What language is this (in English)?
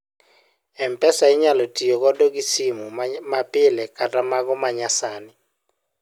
Luo (Kenya and Tanzania)